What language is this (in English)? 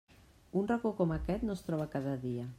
Catalan